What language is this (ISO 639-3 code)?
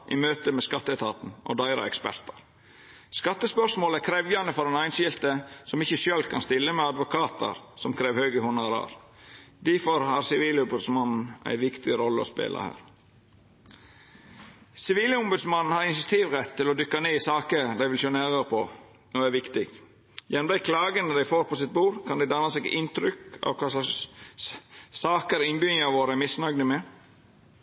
nno